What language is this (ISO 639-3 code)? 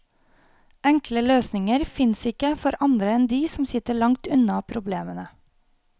nor